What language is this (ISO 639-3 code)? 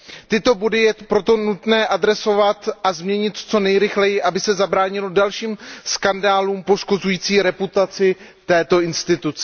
ces